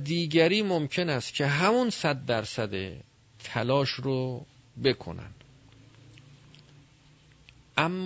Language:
Persian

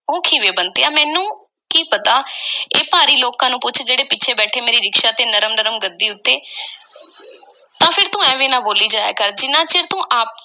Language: Punjabi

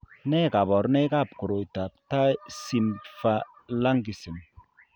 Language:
Kalenjin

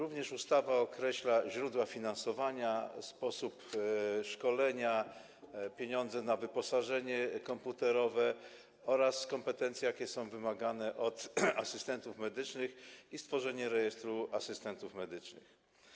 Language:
Polish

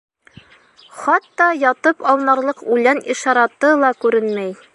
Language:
Bashkir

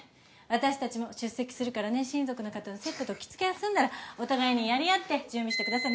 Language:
Japanese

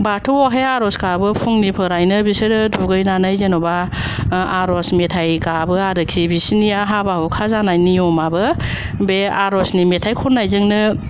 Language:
Bodo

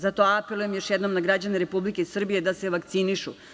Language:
Serbian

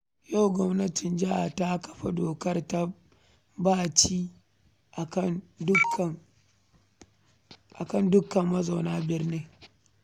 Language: Hausa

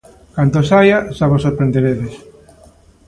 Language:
Galician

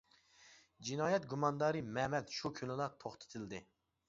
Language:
Uyghur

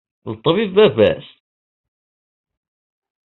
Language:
Kabyle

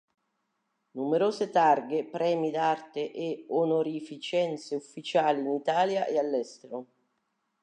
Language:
Italian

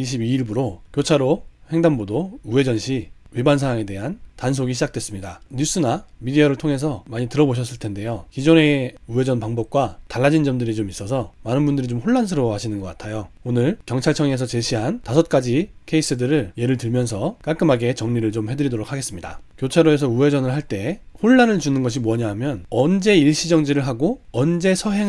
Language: Korean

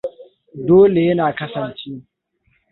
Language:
Hausa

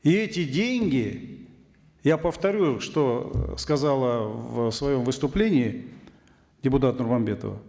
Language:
Kazakh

